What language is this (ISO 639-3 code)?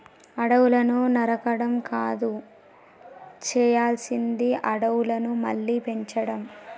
tel